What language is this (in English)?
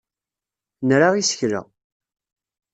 Kabyle